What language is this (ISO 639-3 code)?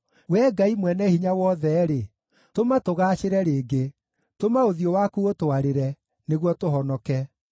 kik